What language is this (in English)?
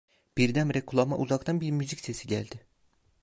Turkish